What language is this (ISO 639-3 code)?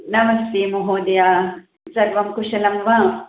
san